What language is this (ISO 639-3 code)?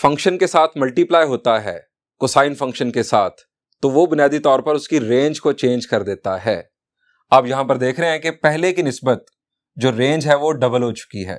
hin